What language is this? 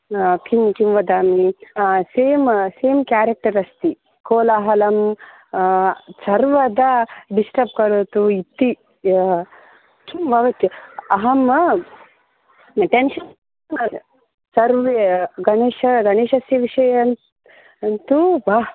Sanskrit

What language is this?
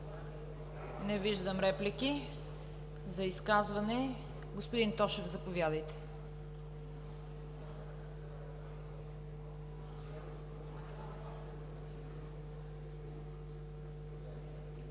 Bulgarian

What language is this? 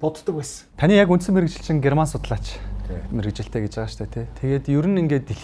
Turkish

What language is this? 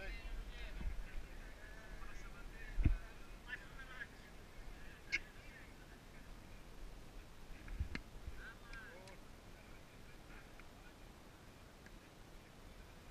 Italian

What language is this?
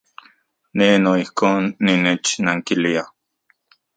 Central Puebla Nahuatl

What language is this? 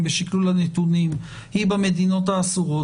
Hebrew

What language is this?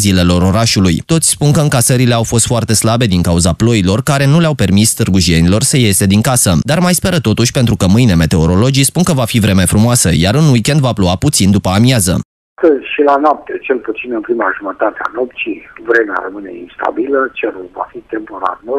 Romanian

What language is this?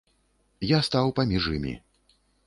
Belarusian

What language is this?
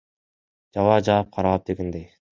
Kyrgyz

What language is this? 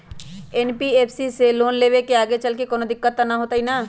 Magahi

